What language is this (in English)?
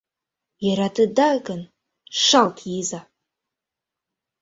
Mari